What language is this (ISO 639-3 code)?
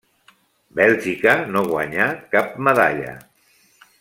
cat